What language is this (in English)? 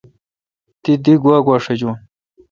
Kalkoti